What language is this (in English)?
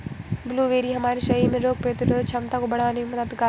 Hindi